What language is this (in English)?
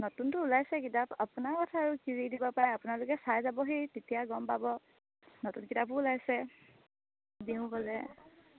Assamese